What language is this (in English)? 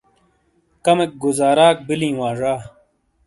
Shina